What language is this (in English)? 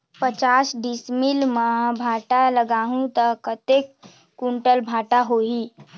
Chhattisgarhi